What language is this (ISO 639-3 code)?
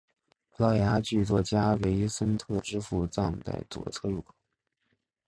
zho